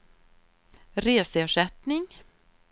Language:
Swedish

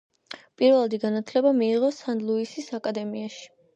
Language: Georgian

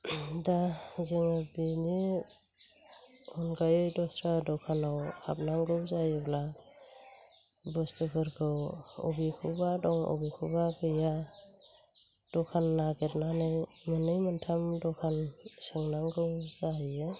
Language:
Bodo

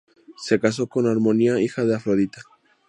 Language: Spanish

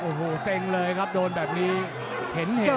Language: Thai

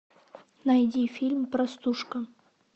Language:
Russian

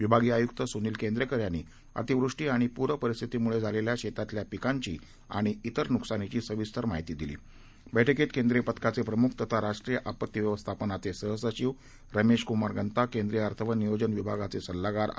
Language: Marathi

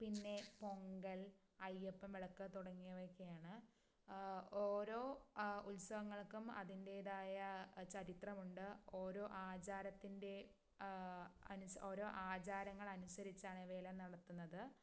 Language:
Malayalam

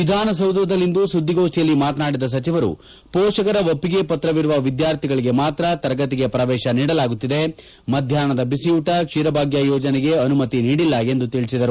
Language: Kannada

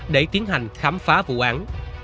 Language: Vietnamese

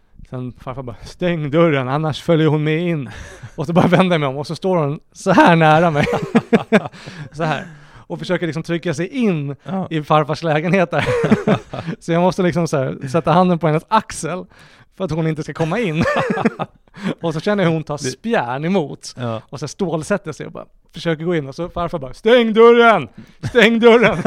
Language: Swedish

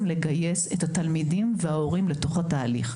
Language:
Hebrew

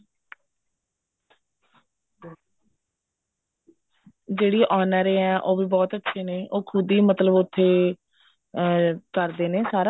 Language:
Punjabi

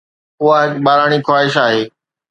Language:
Sindhi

